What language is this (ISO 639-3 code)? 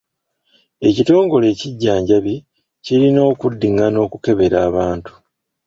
lug